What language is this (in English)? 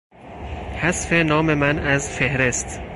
Persian